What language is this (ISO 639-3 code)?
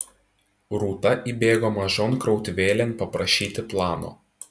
lit